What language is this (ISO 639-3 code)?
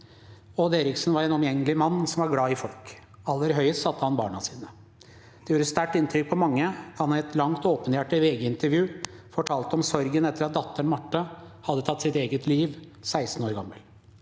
nor